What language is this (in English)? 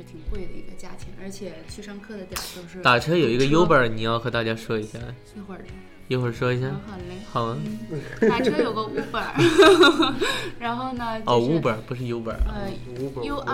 Chinese